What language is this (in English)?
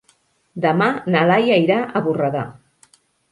Catalan